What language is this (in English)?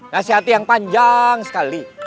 Indonesian